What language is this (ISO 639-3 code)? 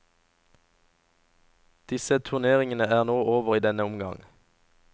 nor